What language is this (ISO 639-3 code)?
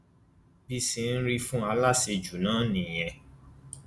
yor